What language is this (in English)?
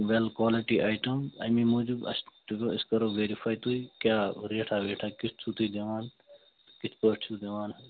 Kashmiri